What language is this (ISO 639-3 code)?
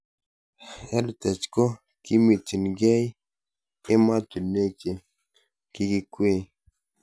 kln